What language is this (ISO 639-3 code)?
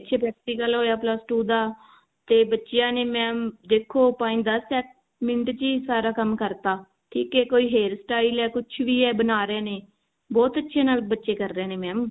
pan